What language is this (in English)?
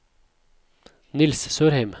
Norwegian